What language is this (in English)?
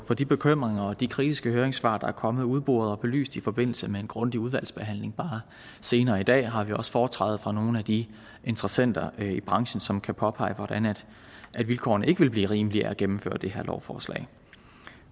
Danish